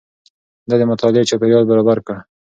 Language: Pashto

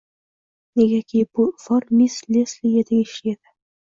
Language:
Uzbek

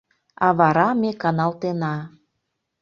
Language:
Mari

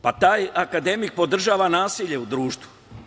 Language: Serbian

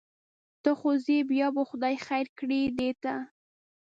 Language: Pashto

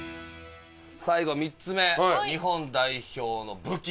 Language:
Japanese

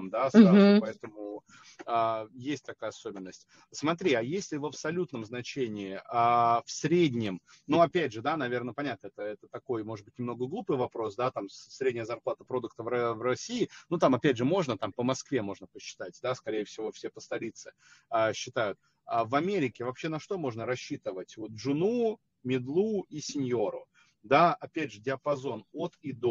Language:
Russian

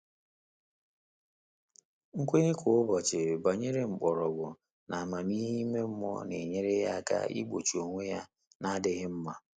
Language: Igbo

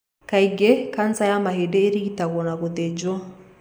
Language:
Kikuyu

